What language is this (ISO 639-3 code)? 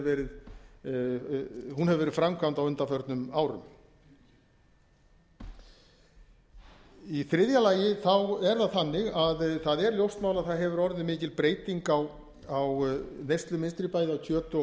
isl